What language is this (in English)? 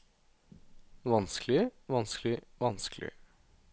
Norwegian